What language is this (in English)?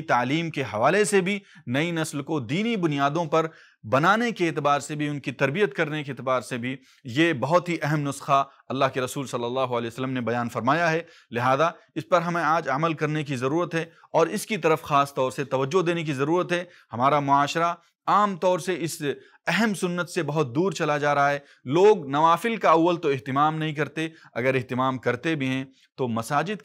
Arabic